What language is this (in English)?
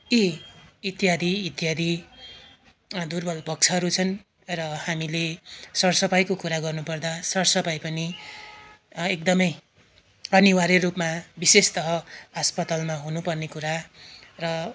Nepali